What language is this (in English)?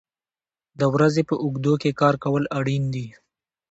Pashto